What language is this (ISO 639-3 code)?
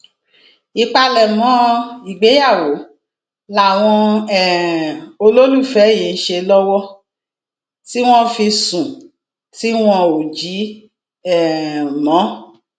yor